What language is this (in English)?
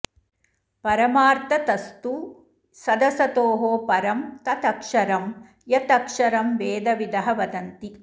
Sanskrit